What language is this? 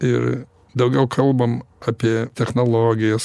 Lithuanian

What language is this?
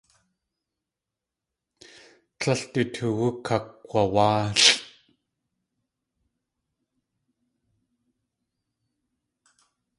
Tlingit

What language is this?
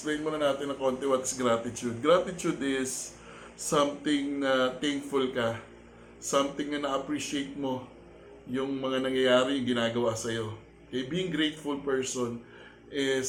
Filipino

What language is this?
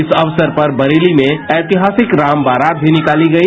Hindi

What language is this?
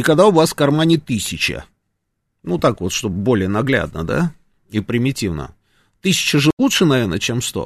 Russian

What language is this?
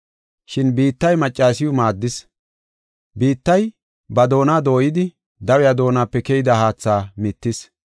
Gofa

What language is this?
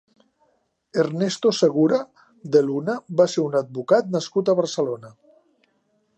Catalan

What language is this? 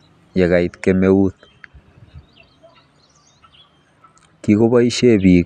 Kalenjin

